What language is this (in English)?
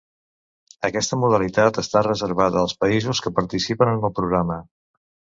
Catalan